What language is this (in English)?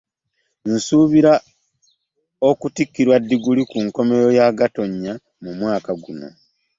Ganda